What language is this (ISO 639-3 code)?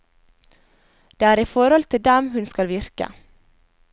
nor